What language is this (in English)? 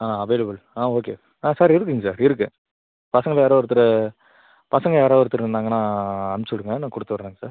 Tamil